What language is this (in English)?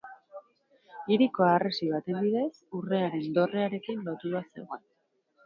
Basque